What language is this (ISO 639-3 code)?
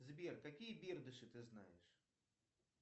rus